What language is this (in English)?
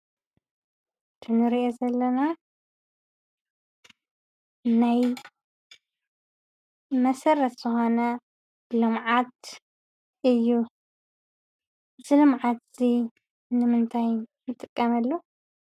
Tigrinya